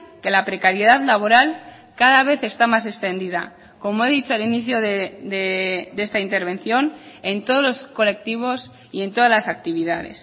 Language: Spanish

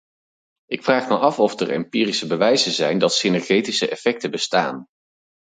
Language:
Dutch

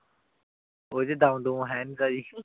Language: Punjabi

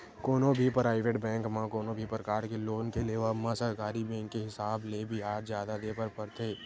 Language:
Chhattisgarhi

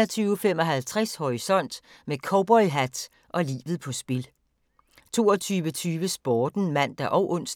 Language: Danish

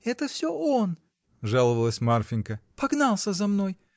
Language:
Russian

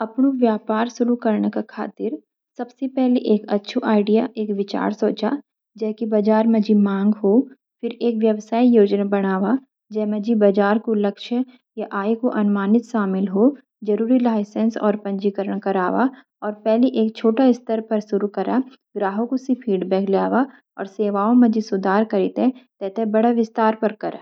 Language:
Garhwali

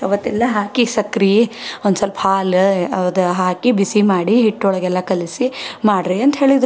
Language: Kannada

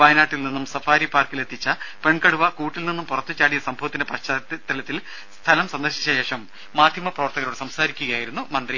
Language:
Malayalam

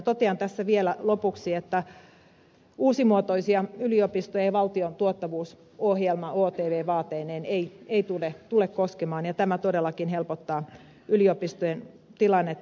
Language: Finnish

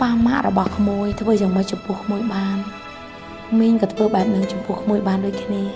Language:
Vietnamese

